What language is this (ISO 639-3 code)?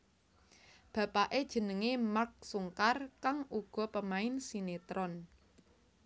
jav